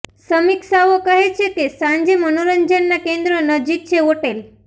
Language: Gujarati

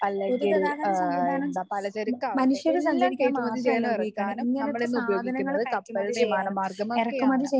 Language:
Malayalam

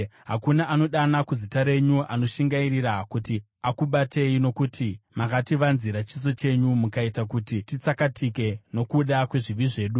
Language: Shona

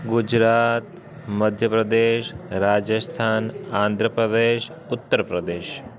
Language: Sindhi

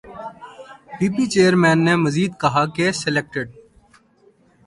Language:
Urdu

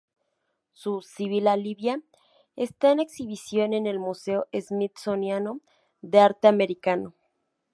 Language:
Spanish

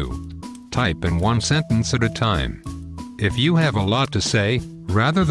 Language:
English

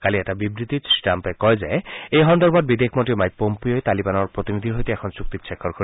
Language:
Assamese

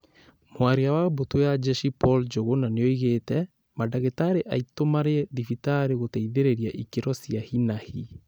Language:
Kikuyu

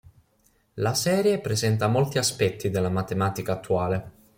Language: Italian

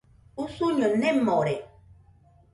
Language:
Nüpode Huitoto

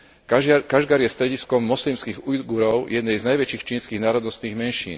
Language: Slovak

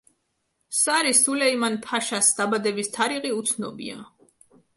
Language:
Georgian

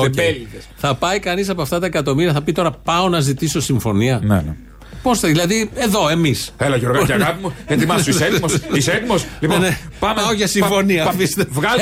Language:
Greek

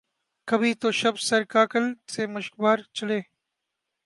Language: Urdu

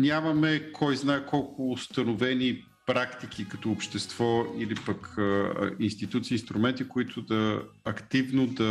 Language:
Bulgarian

